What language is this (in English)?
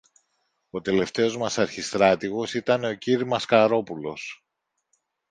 Greek